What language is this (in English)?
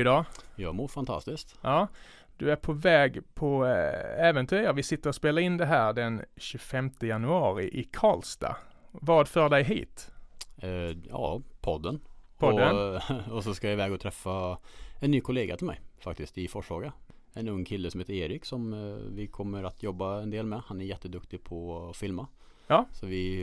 Swedish